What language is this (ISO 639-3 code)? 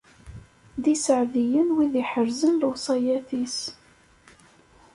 kab